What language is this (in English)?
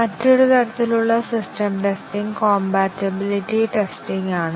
Malayalam